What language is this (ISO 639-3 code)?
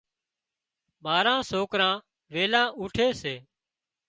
kxp